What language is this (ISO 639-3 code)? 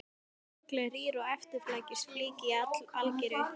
isl